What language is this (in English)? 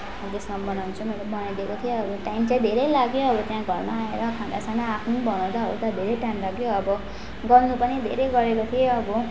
Nepali